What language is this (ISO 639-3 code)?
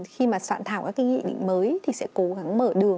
vie